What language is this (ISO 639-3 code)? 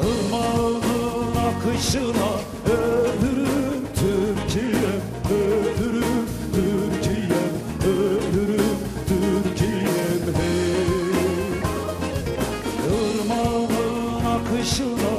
tur